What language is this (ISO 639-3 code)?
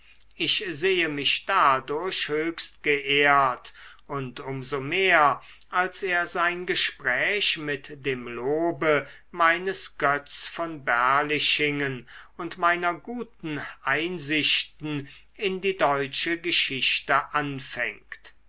deu